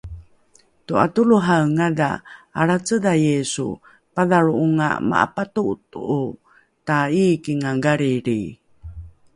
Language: Rukai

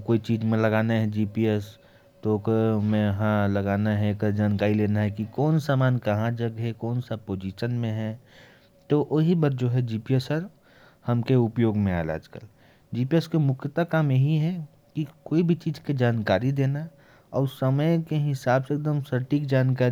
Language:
Korwa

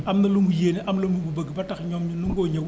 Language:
Wolof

